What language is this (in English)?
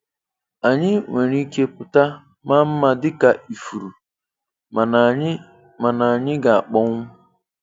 Igbo